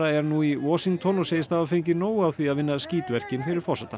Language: Icelandic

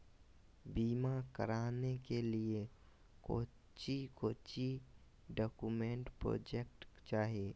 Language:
Magahi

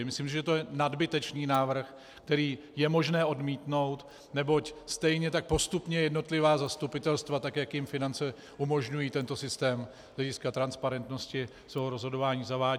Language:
Czech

